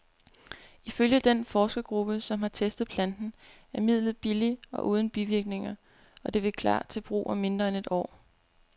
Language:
Danish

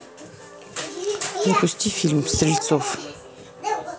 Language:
Russian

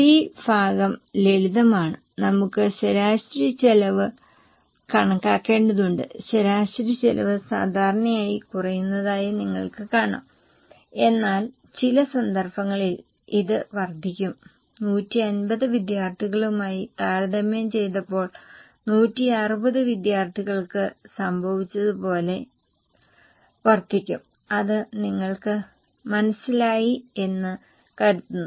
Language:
Malayalam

